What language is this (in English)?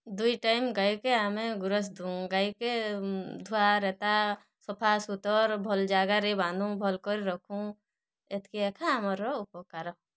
Odia